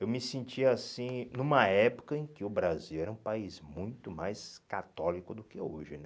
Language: Portuguese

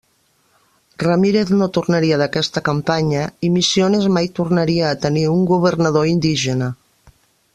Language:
Catalan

